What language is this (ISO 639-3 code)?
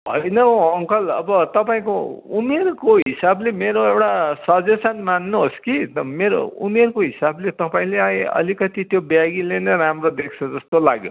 nep